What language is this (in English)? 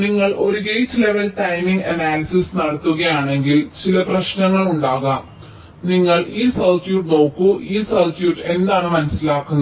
Malayalam